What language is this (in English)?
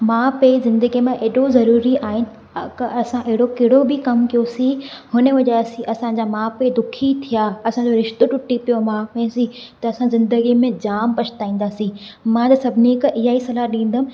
Sindhi